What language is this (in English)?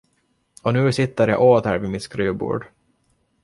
Swedish